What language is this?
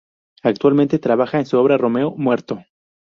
Spanish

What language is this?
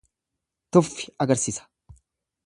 Oromo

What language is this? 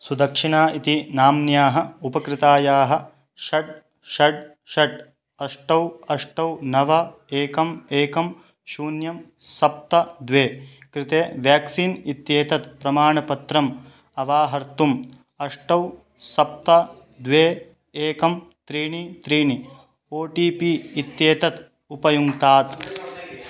Sanskrit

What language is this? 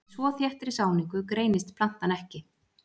Icelandic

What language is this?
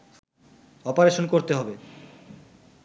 Bangla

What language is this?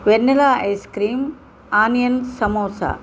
Telugu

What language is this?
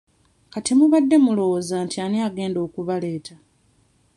Ganda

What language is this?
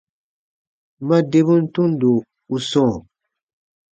Baatonum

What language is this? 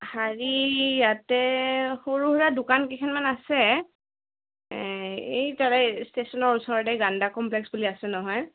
Assamese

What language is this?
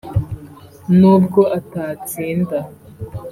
Kinyarwanda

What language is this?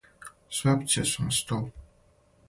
Serbian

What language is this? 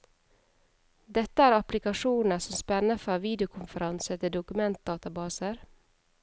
Norwegian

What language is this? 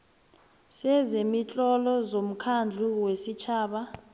South Ndebele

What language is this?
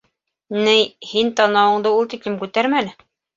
Bashkir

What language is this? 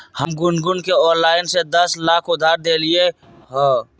Magahi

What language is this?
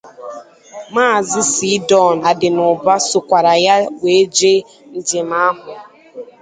Igbo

